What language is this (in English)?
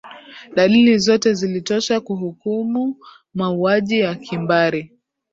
Swahili